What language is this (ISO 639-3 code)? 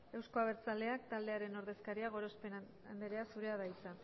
eus